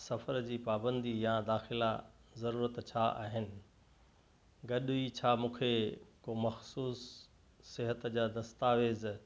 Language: Sindhi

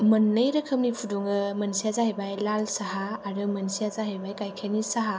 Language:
Bodo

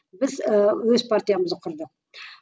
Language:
Kazakh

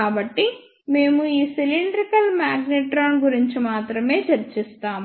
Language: Telugu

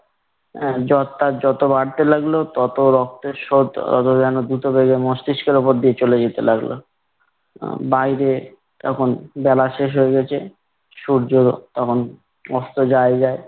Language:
Bangla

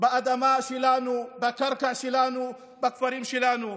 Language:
Hebrew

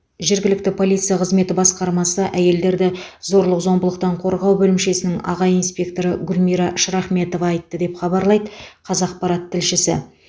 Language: Kazakh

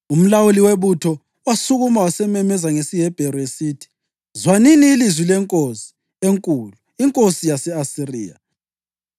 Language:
North Ndebele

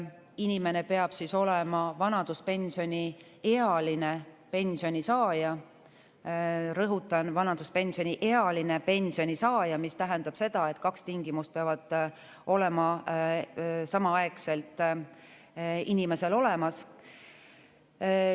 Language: Estonian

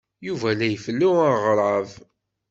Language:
Kabyle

